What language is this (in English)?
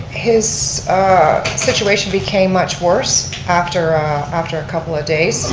English